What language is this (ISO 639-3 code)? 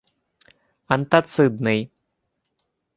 ukr